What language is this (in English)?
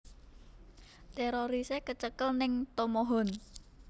Javanese